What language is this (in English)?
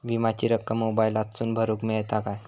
Marathi